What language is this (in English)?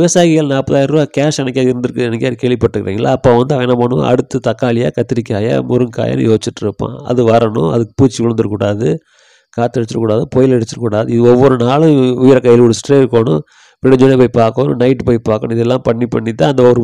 Tamil